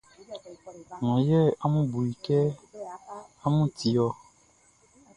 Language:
Baoulé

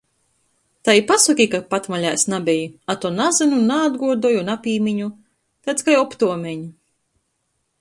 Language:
Latgalian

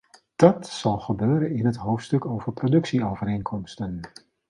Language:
Dutch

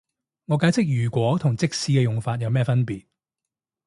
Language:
Cantonese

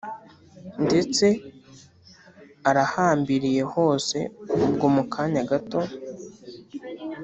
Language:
Kinyarwanda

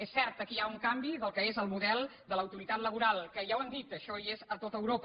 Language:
Catalan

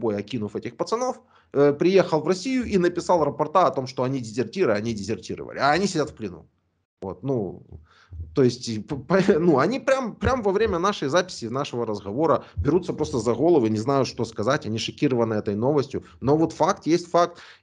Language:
Russian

